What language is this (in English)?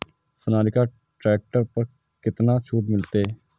Maithili